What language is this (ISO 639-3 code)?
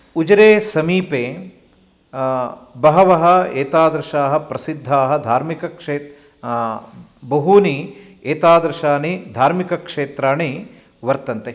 san